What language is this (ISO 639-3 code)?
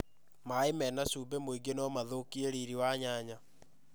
kik